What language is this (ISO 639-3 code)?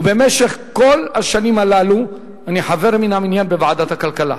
heb